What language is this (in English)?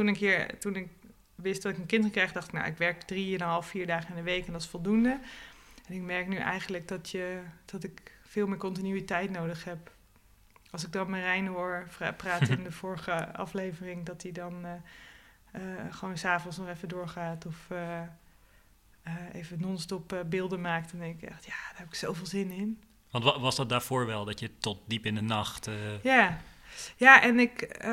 Dutch